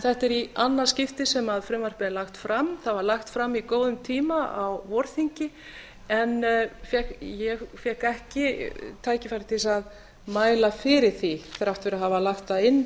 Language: Icelandic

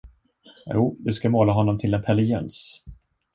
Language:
Swedish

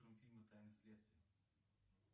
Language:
Russian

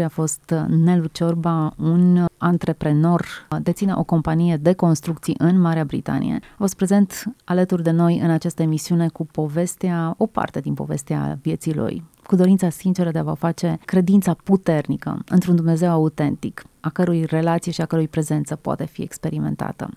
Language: Romanian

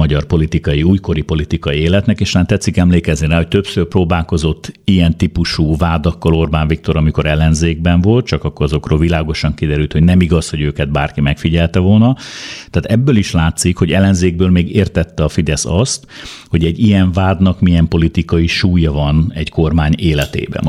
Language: Hungarian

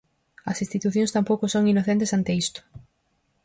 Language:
Galician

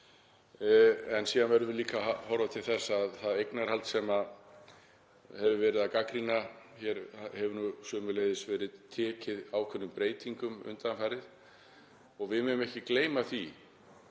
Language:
Icelandic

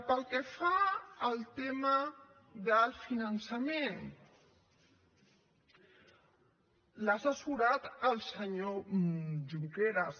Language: Catalan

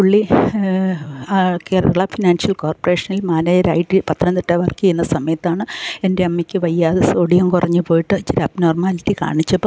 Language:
Malayalam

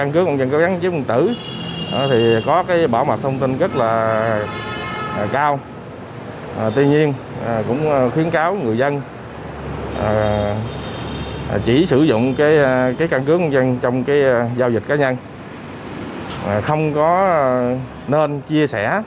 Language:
Vietnamese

